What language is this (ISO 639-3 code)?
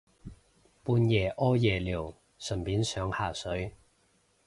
yue